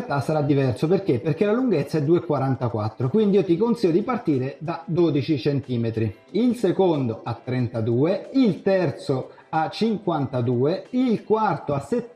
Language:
Italian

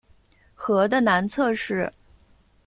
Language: Chinese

